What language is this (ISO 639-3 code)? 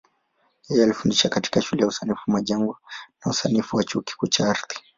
swa